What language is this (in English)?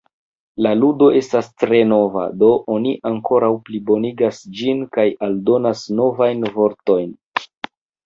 Esperanto